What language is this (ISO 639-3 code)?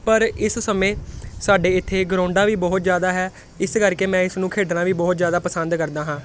pan